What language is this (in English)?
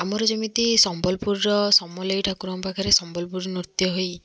Odia